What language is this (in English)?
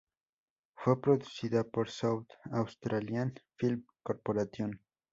Spanish